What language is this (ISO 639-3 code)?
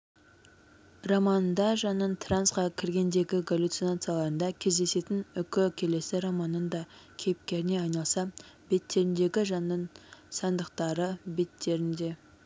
kaz